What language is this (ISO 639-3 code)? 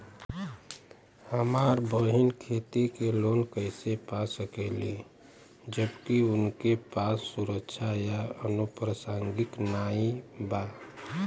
bho